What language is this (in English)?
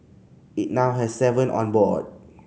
English